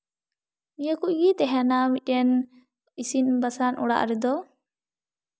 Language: Santali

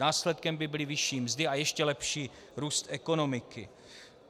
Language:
Czech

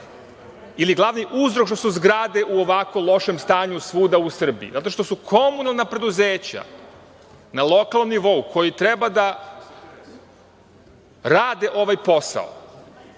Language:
Serbian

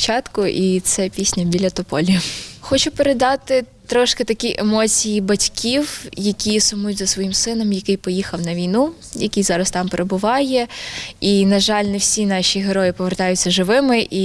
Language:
Ukrainian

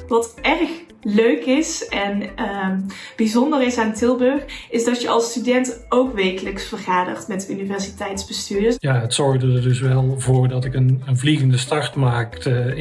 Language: Dutch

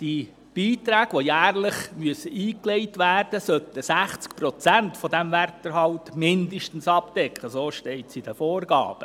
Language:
Swiss German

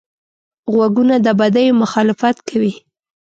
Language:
Pashto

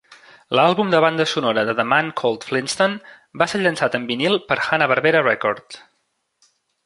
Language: Catalan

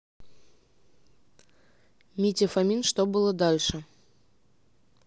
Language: Russian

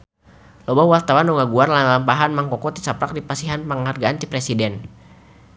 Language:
Sundanese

